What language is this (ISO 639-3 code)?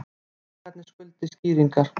isl